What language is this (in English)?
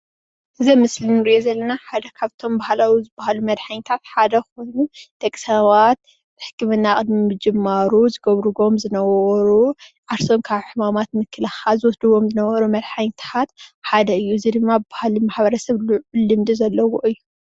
Tigrinya